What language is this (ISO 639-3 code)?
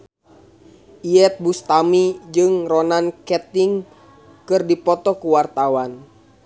sun